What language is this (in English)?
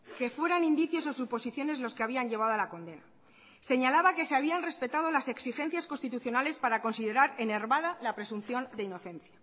Spanish